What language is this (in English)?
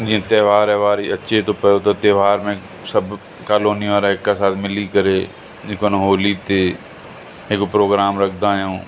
Sindhi